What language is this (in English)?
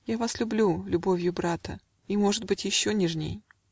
Russian